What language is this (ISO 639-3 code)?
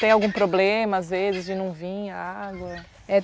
por